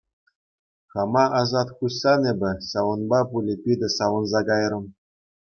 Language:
Chuvash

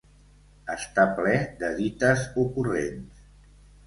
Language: Catalan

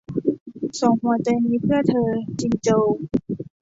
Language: Thai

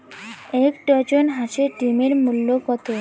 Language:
Bangla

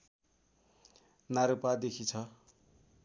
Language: Nepali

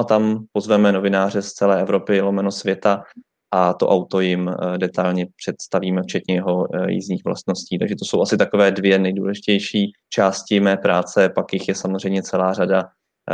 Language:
Czech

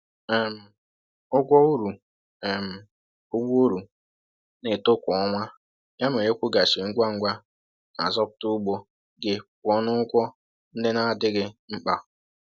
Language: Igbo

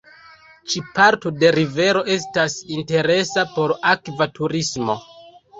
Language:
Esperanto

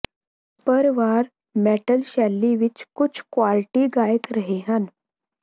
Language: Punjabi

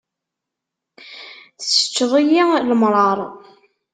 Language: Kabyle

